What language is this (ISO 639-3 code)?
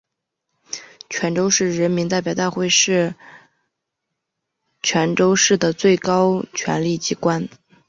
zho